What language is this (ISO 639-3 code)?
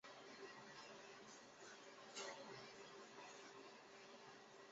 zho